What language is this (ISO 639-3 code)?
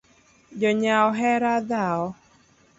luo